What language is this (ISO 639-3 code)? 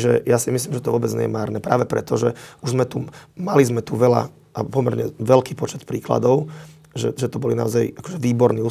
slk